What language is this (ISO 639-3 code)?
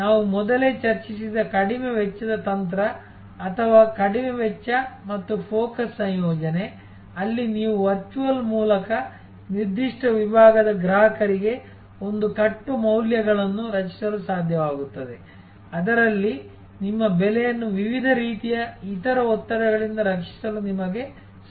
kan